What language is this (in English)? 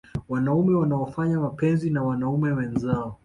Swahili